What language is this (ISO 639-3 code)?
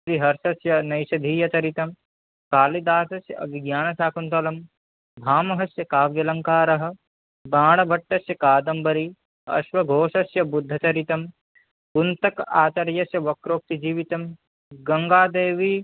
san